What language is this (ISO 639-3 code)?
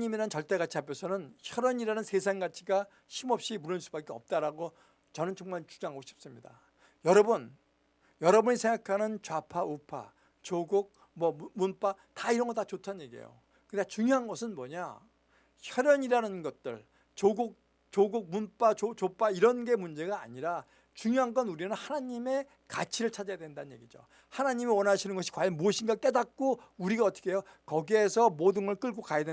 kor